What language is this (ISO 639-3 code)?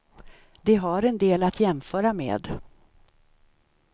swe